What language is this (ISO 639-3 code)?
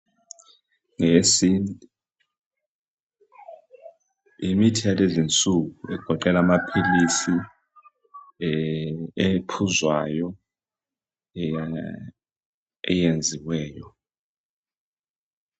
nde